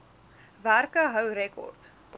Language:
Afrikaans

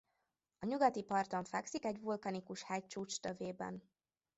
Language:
Hungarian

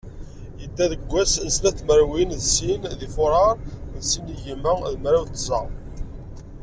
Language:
Kabyle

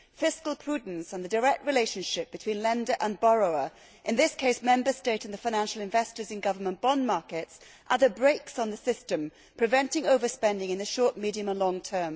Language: English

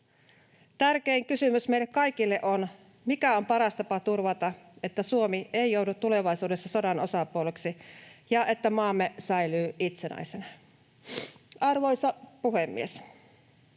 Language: Finnish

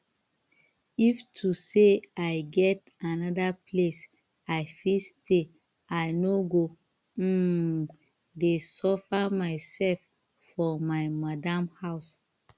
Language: Nigerian Pidgin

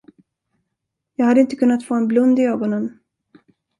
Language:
Swedish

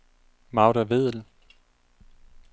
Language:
Danish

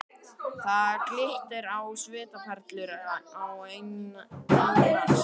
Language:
Icelandic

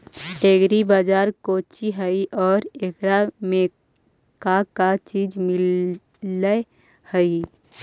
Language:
Magahi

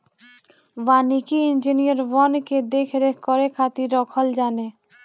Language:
Bhojpuri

